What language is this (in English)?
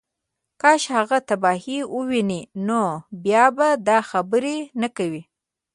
Pashto